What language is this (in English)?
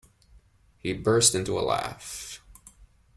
English